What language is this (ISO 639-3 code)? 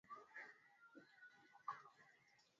swa